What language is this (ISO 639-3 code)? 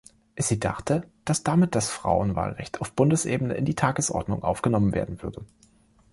deu